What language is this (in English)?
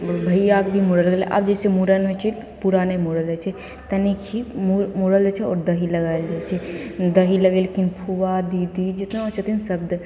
Maithili